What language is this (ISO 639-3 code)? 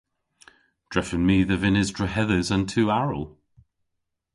cor